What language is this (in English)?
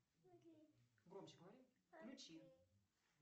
Russian